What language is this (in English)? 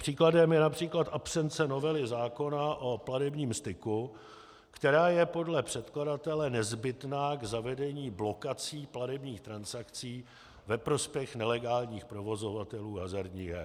Czech